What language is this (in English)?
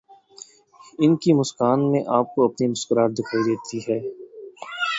Urdu